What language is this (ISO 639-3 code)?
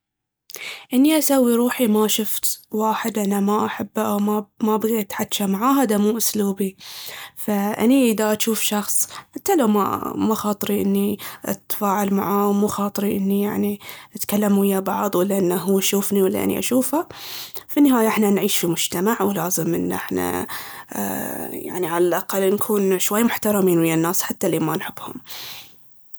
abv